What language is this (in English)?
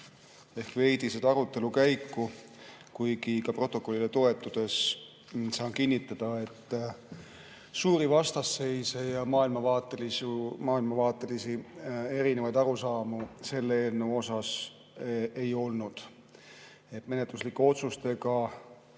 Estonian